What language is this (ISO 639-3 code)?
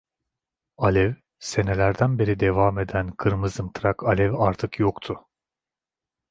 tur